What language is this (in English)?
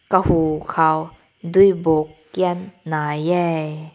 Rongmei Naga